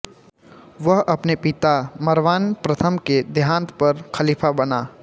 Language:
Hindi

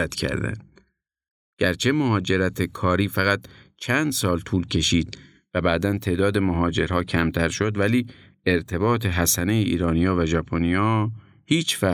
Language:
Persian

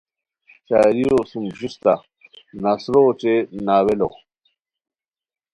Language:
Khowar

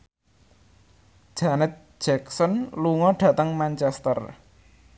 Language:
Javanese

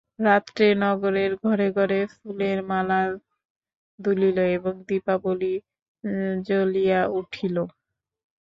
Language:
Bangla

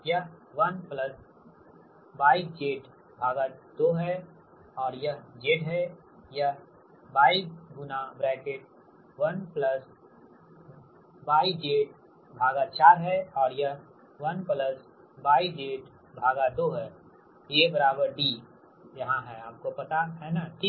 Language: Hindi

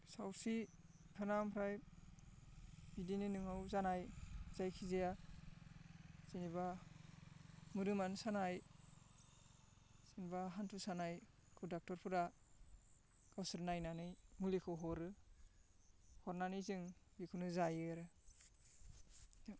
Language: Bodo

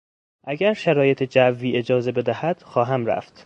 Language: Persian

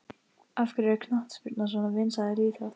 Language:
Icelandic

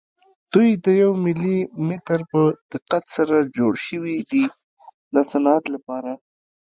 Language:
Pashto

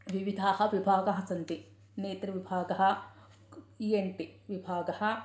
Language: Sanskrit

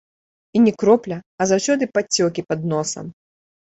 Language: Belarusian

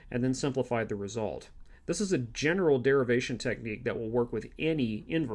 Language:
English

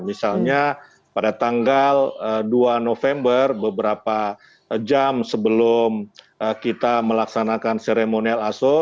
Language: Indonesian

